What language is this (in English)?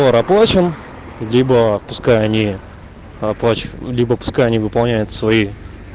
Russian